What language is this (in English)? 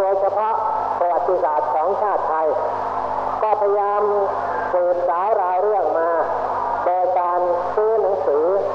Thai